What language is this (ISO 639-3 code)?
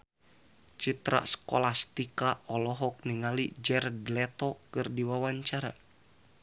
sun